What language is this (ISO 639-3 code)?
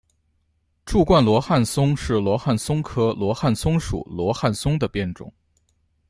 zho